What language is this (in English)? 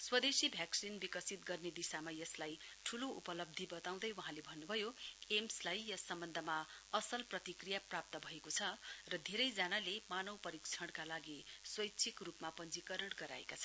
Nepali